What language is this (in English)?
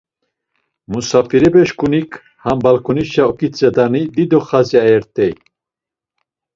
Laz